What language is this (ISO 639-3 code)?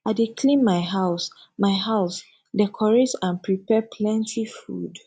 pcm